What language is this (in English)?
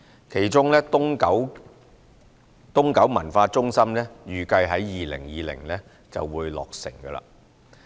Cantonese